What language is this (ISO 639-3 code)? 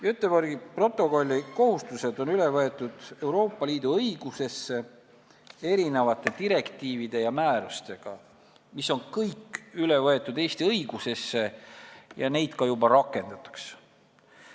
est